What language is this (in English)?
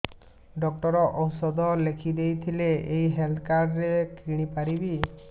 Odia